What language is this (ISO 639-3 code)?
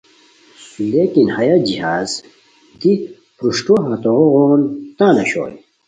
khw